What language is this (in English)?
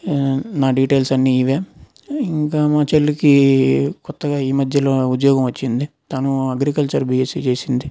Telugu